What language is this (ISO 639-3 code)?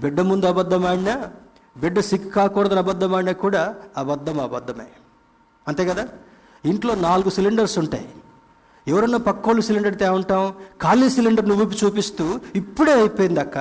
tel